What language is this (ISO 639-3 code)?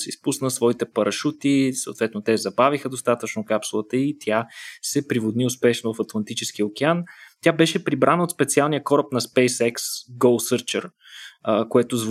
bul